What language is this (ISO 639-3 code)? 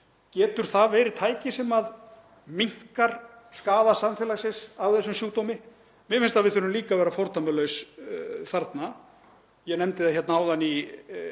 isl